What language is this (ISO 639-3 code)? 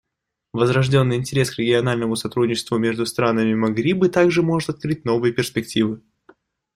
rus